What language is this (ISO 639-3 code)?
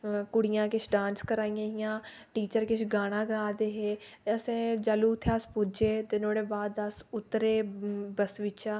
doi